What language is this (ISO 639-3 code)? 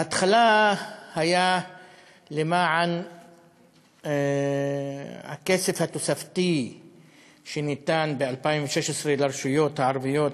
heb